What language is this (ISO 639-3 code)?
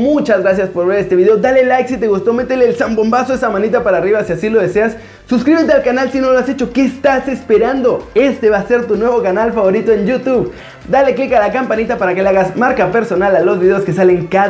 spa